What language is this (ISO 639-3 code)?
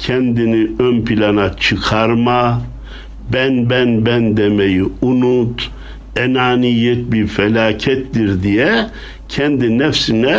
tur